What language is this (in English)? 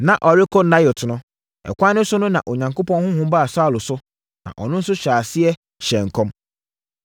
Akan